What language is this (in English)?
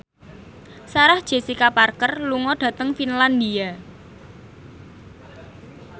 Javanese